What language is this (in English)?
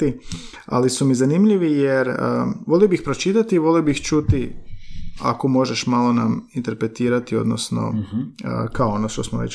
Croatian